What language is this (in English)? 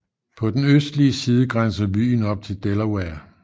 Danish